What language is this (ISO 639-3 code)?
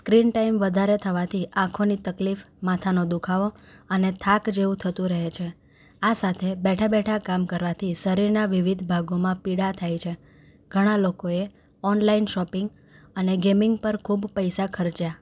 guj